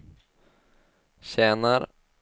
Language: Swedish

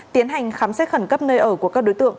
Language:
Vietnamese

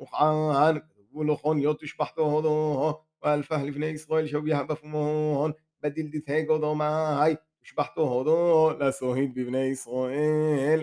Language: Hebrew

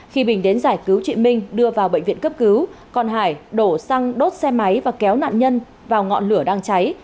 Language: Vietnamese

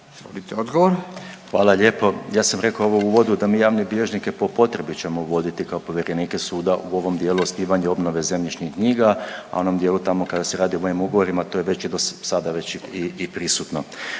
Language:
Croatian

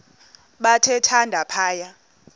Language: Xhosa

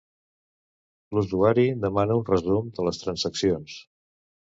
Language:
Catalan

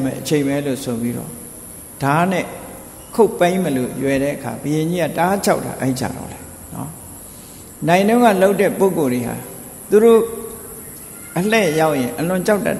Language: Thai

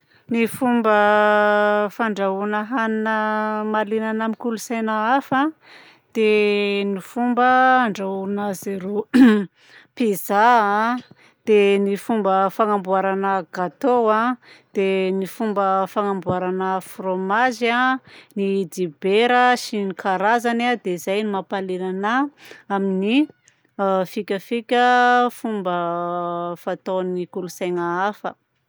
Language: Southern Betsimisaraka Malagasy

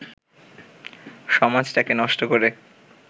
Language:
Bangla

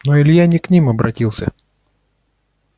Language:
Russian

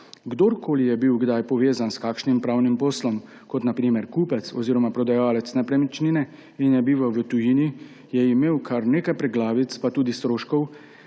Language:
Slovenian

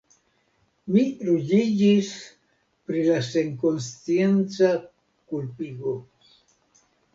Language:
Esperanto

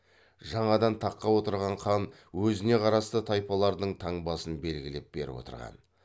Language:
Kazakh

